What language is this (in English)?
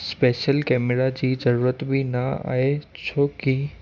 Sindhi